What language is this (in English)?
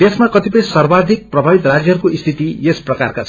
Nepali